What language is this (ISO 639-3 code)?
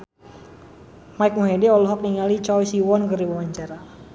sun